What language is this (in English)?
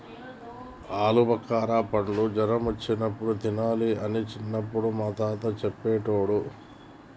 Telugu